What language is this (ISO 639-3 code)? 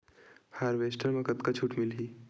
hne